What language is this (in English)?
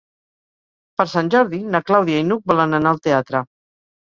Catalan